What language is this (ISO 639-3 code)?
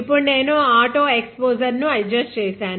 tel